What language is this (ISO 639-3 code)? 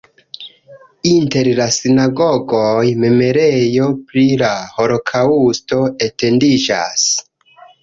epo